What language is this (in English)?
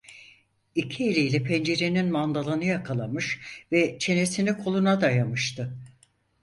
Turkish